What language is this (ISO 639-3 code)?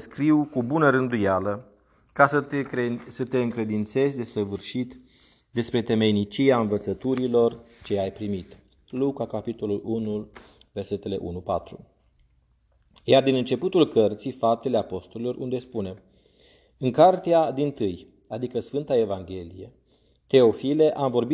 ron